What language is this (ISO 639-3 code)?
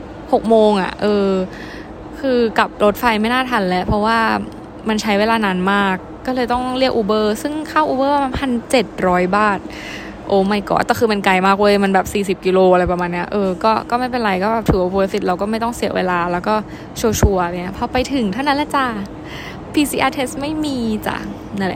tha